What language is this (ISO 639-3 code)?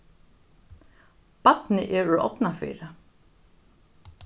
fao